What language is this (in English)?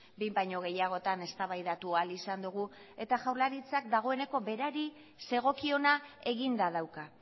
Basque